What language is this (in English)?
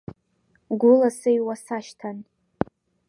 Abkhazian